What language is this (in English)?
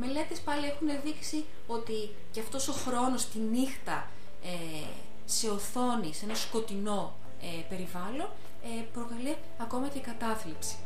Greek